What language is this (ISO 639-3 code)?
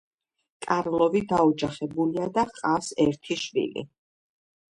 kat